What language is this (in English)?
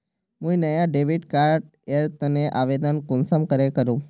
Magahi